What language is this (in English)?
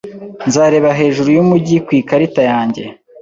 Kinyarwanda